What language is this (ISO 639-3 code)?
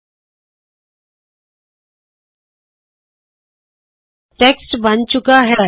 pan